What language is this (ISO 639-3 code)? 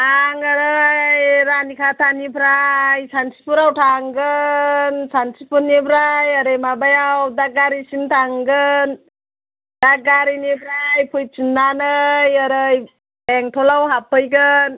brx